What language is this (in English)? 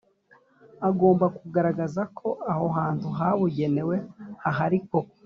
Kinyarwanda